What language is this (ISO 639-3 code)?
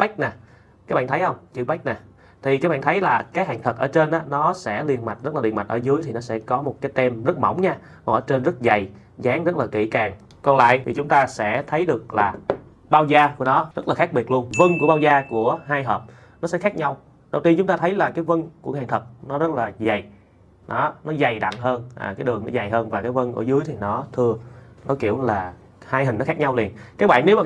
vie